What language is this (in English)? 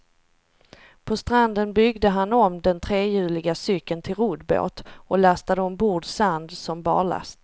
Swedish